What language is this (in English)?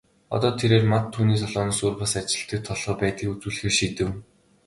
Mongolian